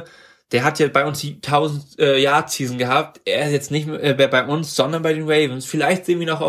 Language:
German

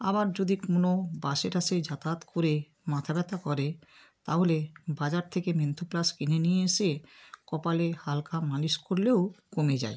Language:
Bangla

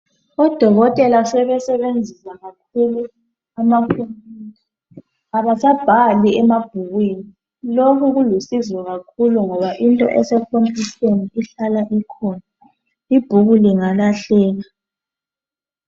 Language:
North Ndebele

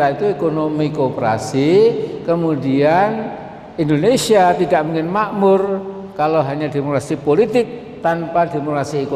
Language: Indonesian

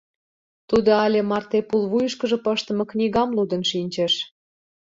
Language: Mari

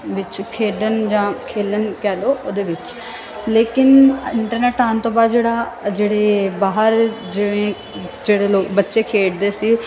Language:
Punjabi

